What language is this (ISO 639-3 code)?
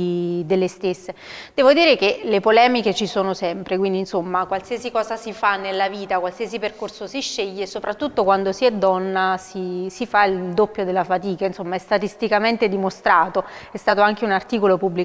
ita